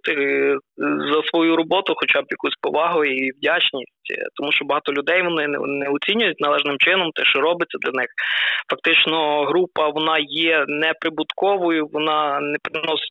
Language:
Ukrainian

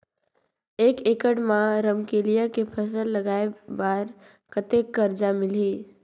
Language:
Chhattisgarhi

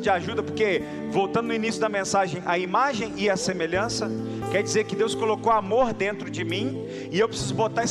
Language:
Portuguese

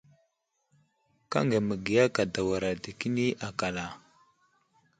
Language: Wuzlam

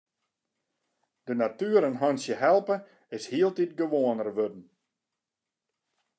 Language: Western Frisian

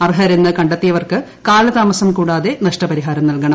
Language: Malayalam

